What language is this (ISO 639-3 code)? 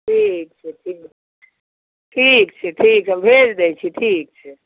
mai